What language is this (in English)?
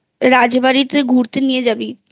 Bangla